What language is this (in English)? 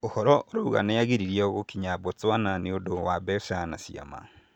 Kikuyu